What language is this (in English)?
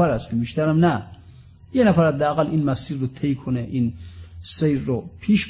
Persian